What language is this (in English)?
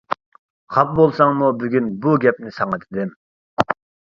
Uyghur